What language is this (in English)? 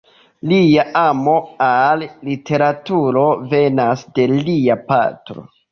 Esperanto